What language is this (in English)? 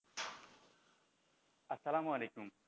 Bangla